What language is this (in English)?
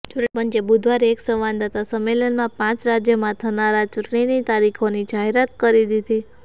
Gujarati